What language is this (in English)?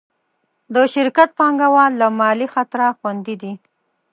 Pashto